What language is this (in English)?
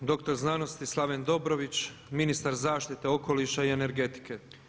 Croatian